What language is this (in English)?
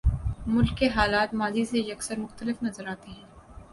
Urdu